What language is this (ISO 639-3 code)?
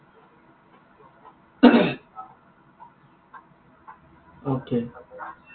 asm